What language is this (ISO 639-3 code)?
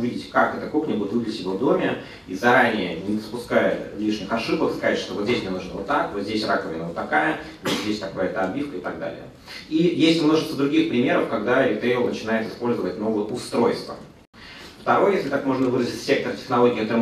rus